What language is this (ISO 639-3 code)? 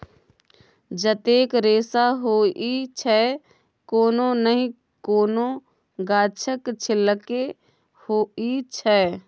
mai